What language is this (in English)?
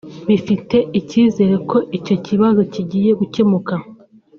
Kinyarwanda